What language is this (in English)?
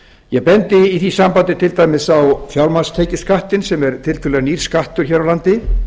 Icelandic